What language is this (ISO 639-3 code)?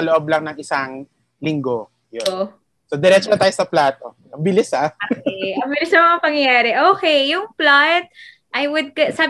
fil